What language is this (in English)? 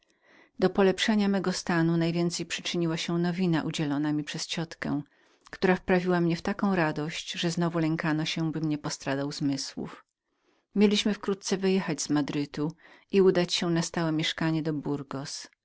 Polish